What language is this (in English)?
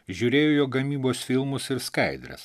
Lithuanian